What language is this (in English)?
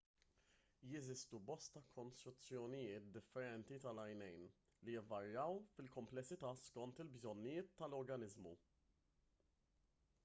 Maltese